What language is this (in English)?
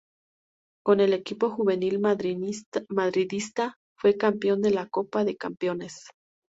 Spanish